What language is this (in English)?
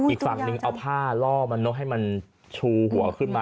Thai